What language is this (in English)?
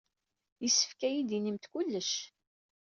Kabyle